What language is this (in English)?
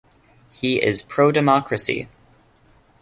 English